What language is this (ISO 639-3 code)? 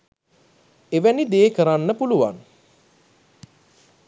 sin